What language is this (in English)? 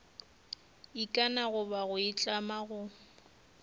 Northern Sotho